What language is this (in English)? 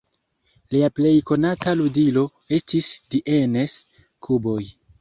Esperanto